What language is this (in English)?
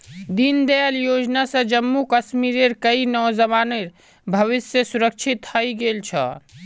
Magahi